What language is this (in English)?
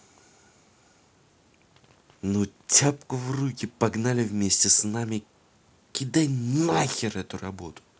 Russian